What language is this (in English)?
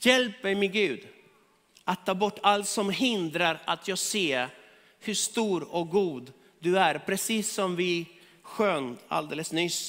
Swedish